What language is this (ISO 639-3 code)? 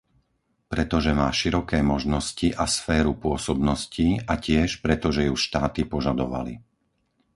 slk